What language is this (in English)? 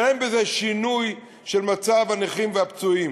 Hebrew